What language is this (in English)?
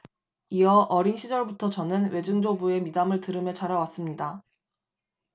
Korean